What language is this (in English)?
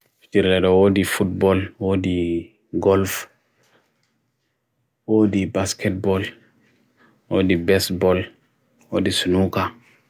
Bagirmi Fulfulde